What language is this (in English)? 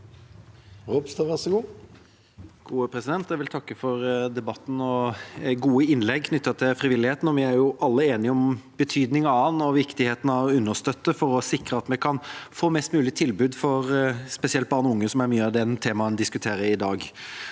Norwegian